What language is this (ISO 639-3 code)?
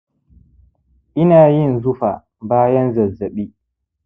hau